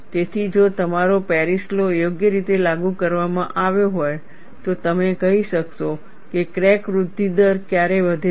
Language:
Gujarati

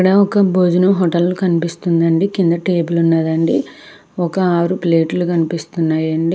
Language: Telugu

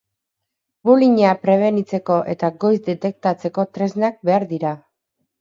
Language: Basque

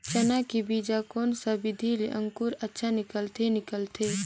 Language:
Chhattisgarhi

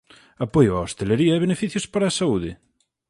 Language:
Galician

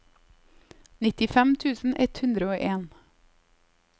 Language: Norwegian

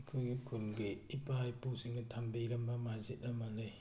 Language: Manipuri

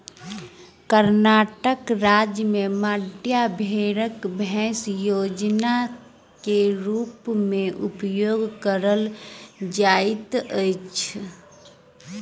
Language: Maithili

